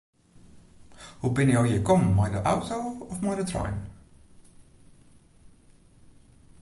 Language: Western Frisian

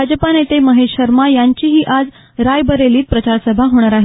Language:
Marathi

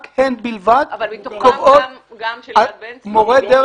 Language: Hebrew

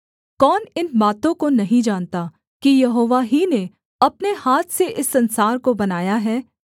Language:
Hindi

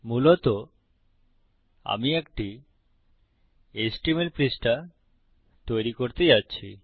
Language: Bangla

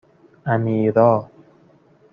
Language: Persian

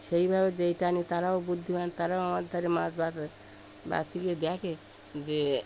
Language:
Bangla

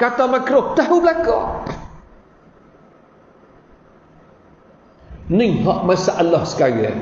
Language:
Malay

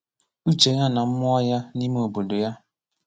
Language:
Igbo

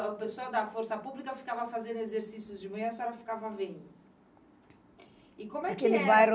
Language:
Portuguese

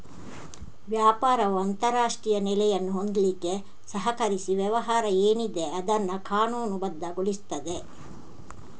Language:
Kannada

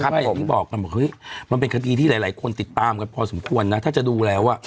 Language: Thai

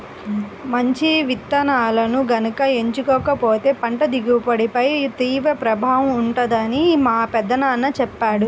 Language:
Telugu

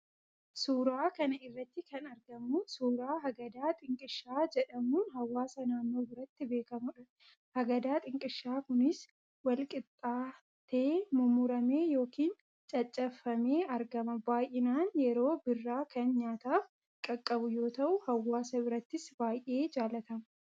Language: Oromo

